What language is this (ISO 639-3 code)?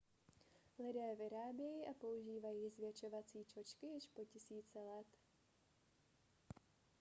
ces